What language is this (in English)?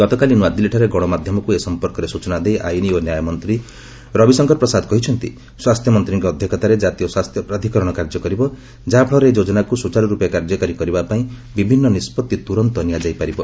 Odia